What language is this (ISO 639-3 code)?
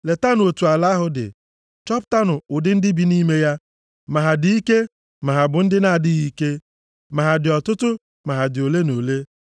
ibo